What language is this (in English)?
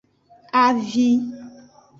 Aja (Benin)